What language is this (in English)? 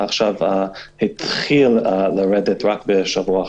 Hebrew